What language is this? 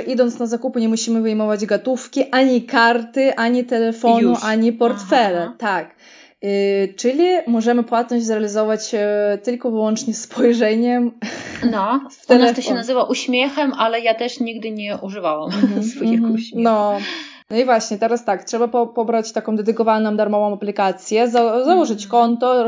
Polish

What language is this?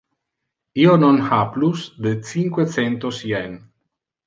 Interlingua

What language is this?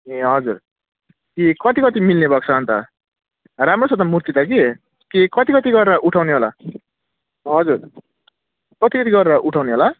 Nepali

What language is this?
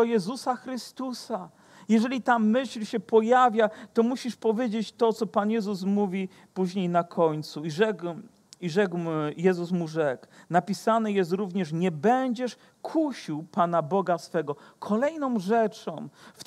Polish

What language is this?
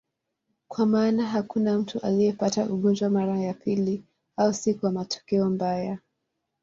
Swahili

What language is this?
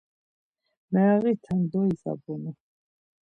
Laz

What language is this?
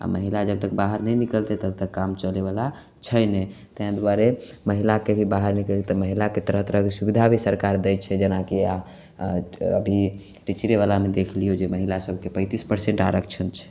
Maithili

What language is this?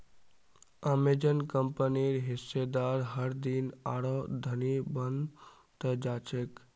Magahi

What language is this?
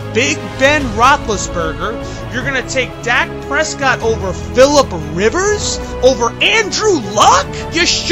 English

